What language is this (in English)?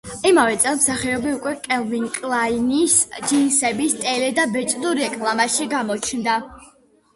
Georgian